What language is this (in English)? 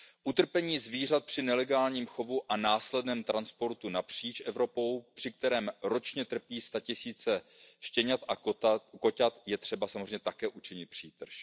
Czech